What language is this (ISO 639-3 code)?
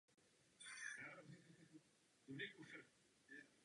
ces